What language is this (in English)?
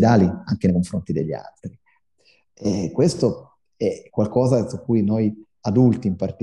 Italian